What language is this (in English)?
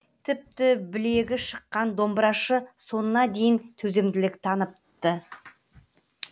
Kazakh